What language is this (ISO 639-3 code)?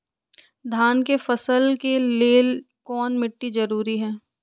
mag